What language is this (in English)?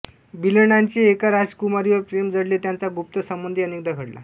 Marathi